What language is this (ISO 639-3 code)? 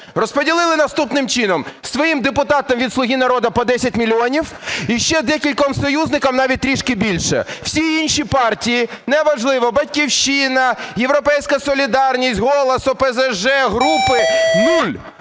ukr